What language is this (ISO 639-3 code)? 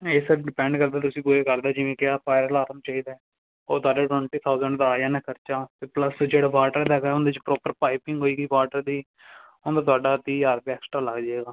pan